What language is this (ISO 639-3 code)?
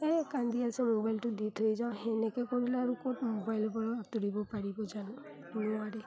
asm